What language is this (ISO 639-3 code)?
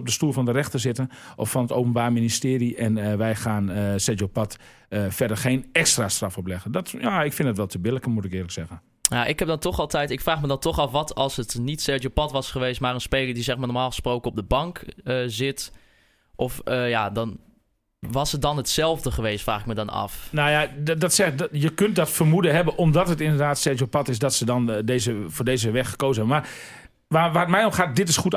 nld